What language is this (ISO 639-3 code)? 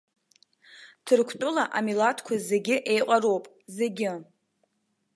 abk